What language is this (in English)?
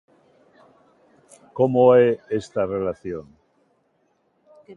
Galician